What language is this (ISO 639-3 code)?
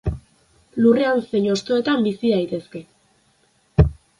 eus